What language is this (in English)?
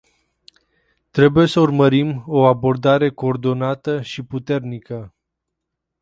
Romanian